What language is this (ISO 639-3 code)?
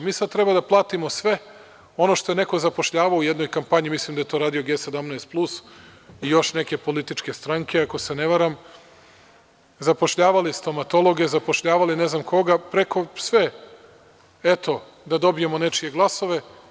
srp